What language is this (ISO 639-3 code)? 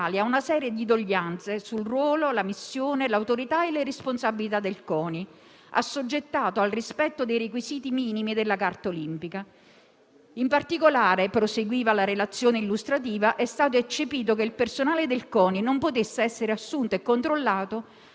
ita